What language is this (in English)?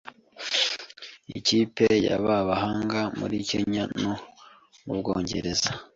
Kinyarwanda